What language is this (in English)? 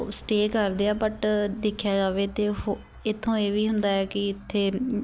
Punjabi